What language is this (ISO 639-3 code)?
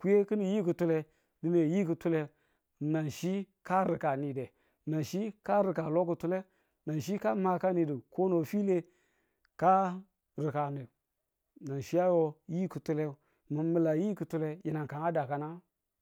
tul